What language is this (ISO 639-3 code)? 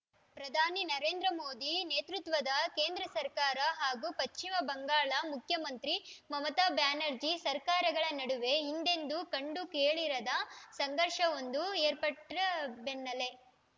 kan